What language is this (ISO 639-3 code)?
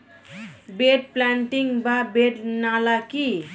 ben